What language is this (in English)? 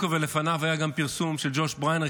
Hebrew